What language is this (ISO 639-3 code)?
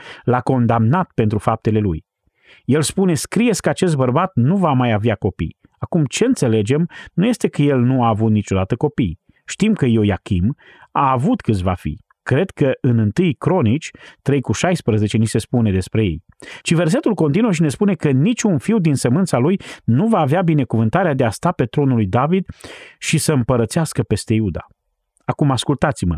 ron